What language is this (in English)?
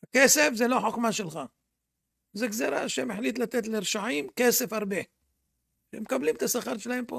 Hebrew